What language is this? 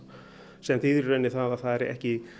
Icelandic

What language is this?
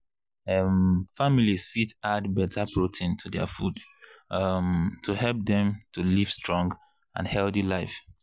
Nigerian Pidgin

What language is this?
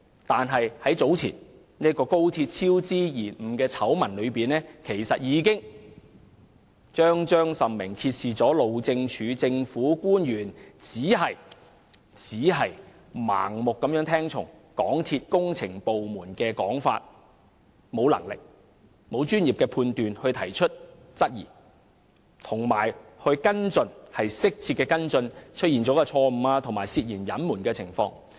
Cantonese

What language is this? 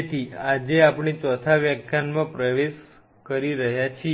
Gujarati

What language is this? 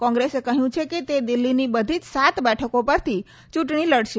Gujarati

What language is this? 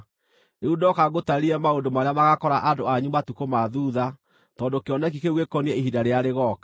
Kikuyu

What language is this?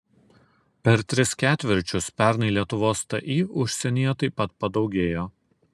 Lithuanian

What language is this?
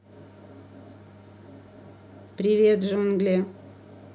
Russian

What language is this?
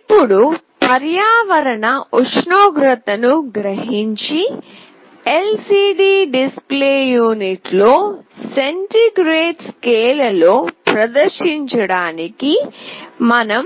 Telugu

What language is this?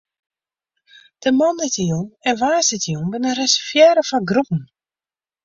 Western Frisian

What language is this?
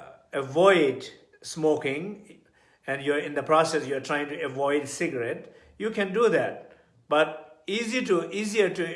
English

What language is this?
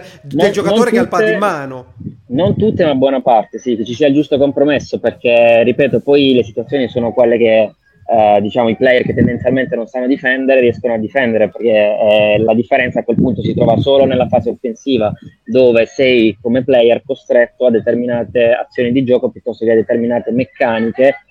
Italian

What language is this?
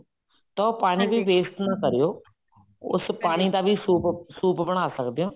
Punjabi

